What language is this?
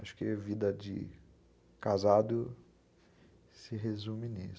Portuguese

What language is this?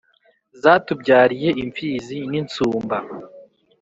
Kinyarwanda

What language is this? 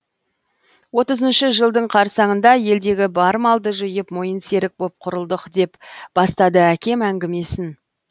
Kazakh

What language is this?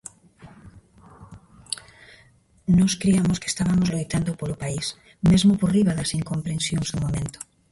Galician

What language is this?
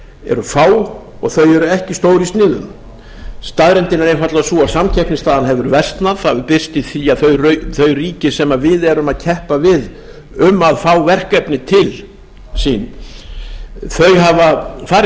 Icelandic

